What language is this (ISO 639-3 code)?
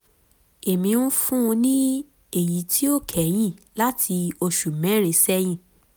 yor